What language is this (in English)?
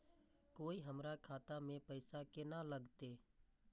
Maithili